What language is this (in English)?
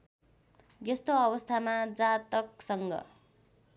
Nepali